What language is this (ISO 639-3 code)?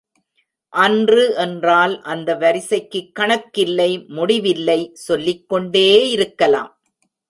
tam